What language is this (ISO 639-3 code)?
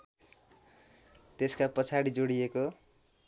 nep